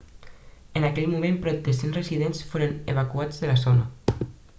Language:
Catalan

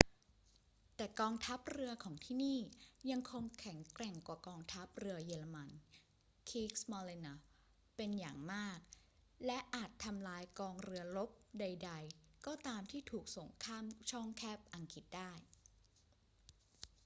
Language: Thai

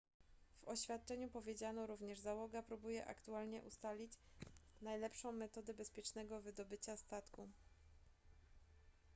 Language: Polish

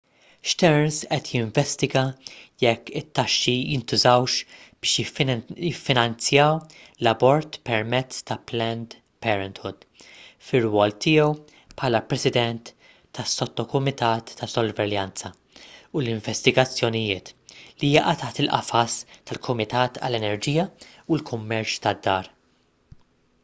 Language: Maltese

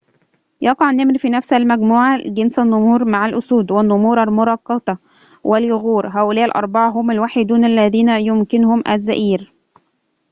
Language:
Arabic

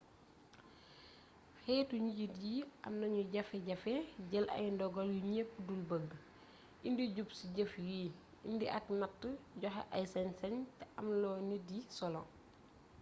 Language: Wolof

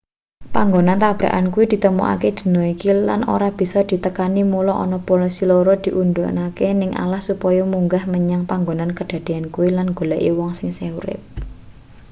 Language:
Javanese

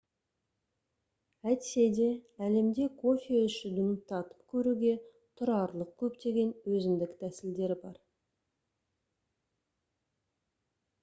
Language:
Kazakh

